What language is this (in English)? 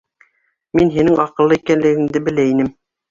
Bashkir